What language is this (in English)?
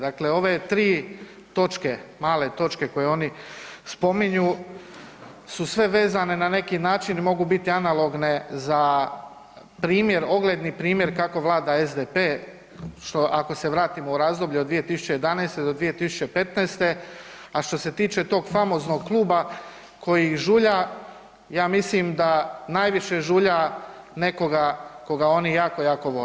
Croatian